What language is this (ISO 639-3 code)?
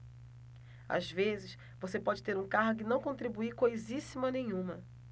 por